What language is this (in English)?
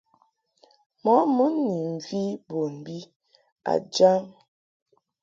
Mungaka